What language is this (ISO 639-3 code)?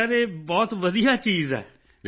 pan